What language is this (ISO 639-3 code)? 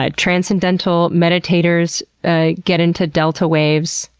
eng